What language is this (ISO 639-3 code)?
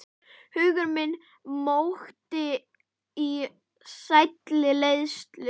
isl